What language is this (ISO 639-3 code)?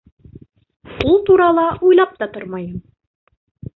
bak